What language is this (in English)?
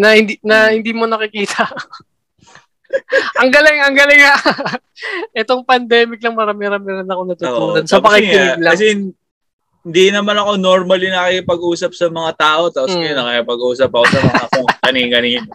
Filipino